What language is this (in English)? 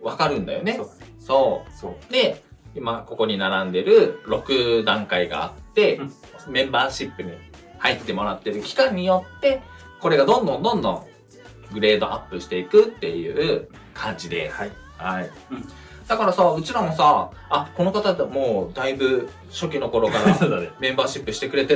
Japanese